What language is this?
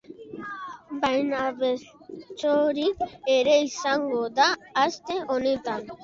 Basque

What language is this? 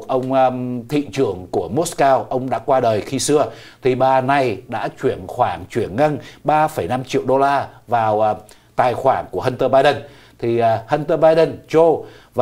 Vietnamese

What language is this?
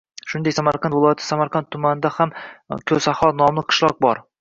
Uzbek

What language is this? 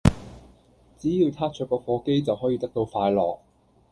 Cantonese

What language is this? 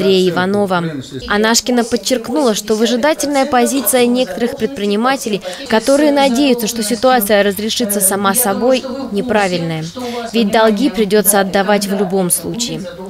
Russian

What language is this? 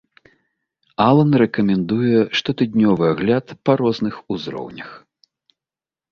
Belarusian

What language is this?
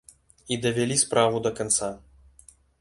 Belarusian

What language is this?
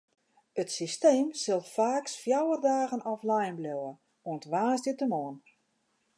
Western Frisian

